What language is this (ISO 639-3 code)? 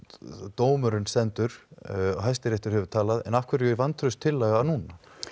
isl